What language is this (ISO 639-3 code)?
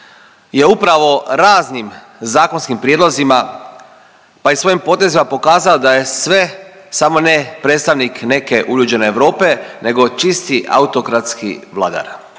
hrv